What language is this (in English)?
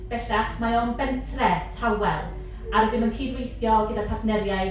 Welsh